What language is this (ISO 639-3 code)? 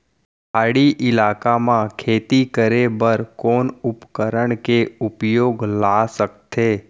hne